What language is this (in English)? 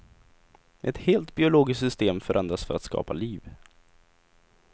Swedish